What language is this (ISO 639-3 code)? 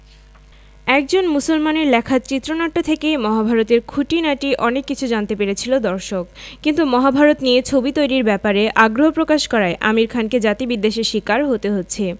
ben